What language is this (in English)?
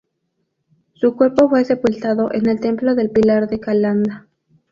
Spanish